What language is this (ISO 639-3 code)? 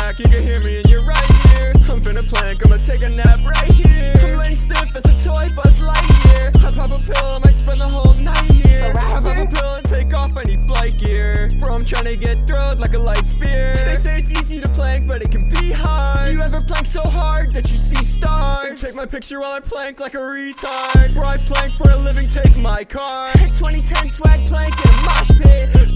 eng